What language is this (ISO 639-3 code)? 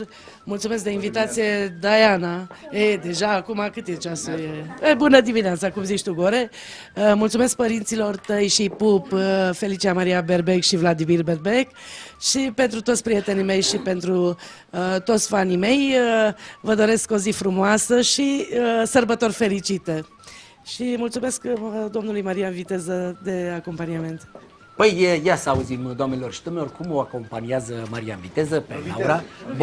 ron